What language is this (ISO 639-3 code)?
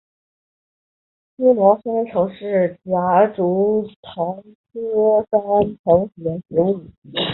zho